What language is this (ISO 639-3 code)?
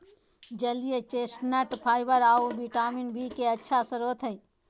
mag